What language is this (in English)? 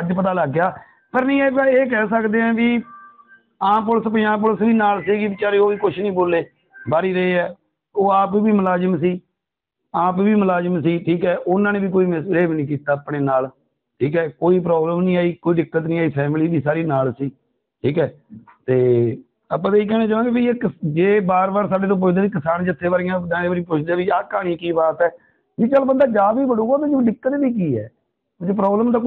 Punjabi